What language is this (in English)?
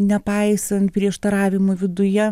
Lithuanian